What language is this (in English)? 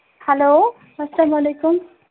Kashmiri